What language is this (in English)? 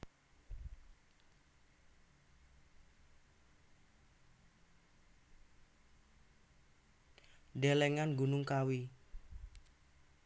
Javanese